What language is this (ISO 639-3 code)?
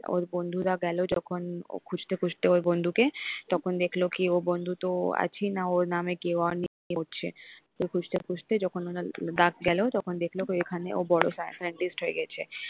ben